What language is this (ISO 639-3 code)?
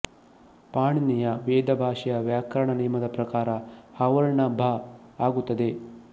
kan